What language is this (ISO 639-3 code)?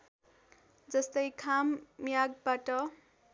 nep